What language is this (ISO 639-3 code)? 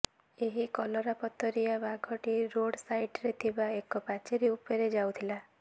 ori